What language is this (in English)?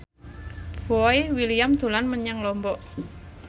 Javanese